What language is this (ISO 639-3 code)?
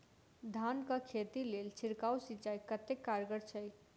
mai